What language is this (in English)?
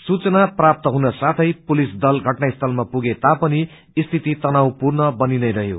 Nepali